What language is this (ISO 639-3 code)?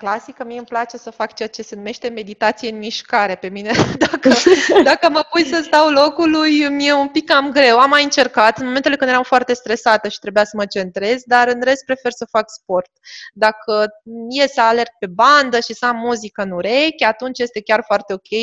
ron